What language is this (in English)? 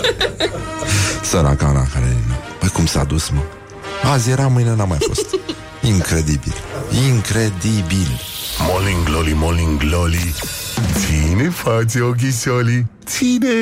Romanian